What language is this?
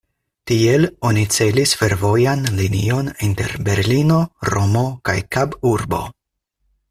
Esperanto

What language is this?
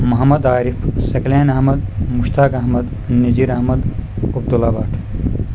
Kashmiri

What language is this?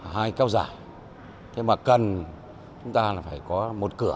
Vietnamese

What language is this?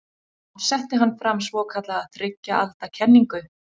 Icelandic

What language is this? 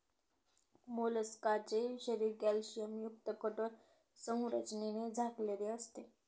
Marathi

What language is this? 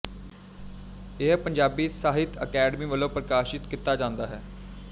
Punjabi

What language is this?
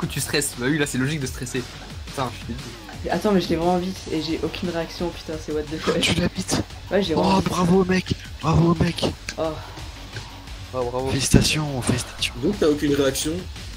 French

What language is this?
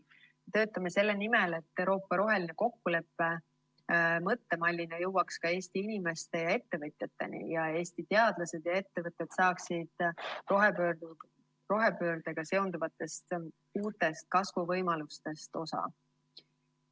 Estonian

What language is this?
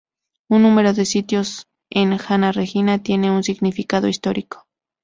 Spanish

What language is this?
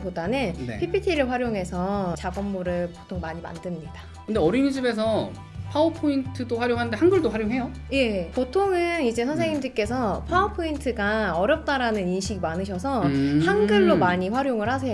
Korean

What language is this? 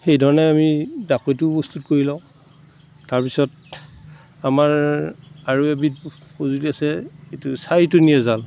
Assamese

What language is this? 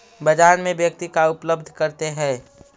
Magahi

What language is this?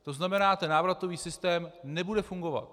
Czech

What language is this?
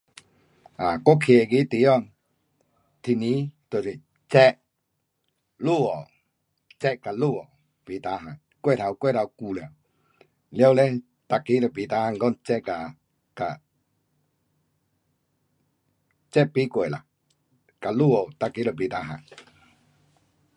Pu-Xian Chinese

